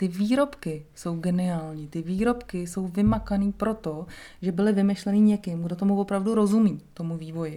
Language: Czech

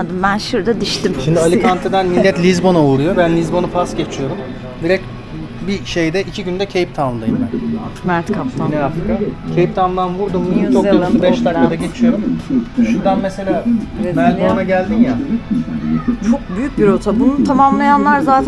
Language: Turkish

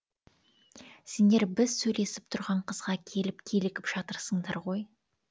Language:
Kazakh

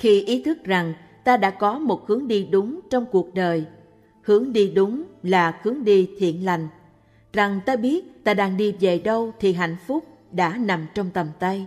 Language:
Vietnamese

